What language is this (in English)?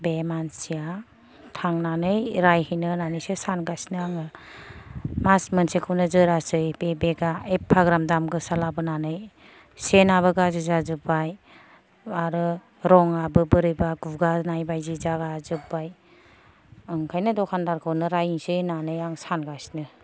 Bodo